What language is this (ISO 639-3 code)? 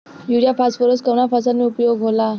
bho